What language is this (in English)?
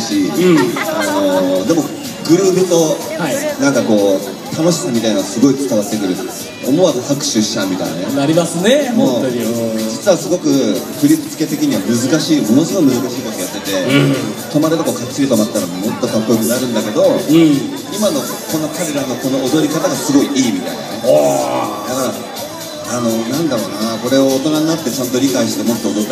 Japanese